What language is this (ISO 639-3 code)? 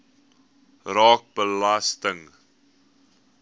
afr